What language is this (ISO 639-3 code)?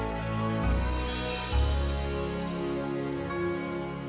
ind